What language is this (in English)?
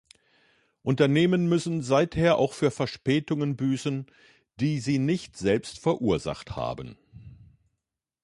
German